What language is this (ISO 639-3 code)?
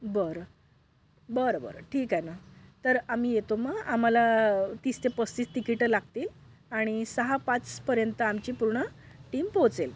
mar